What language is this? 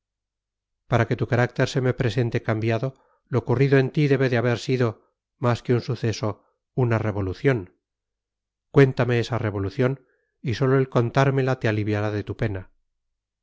Spanish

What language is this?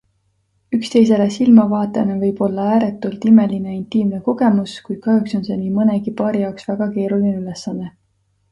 Estonian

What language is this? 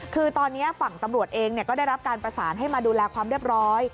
Thai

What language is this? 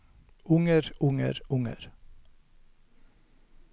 Norwegian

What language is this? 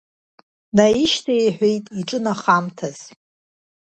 Abkhazian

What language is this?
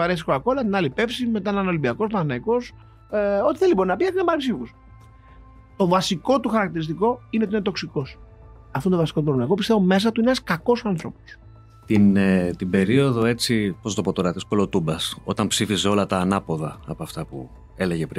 Greek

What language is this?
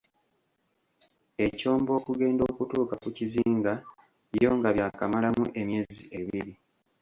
Ganda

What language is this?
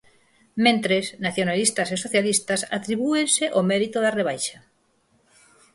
Galician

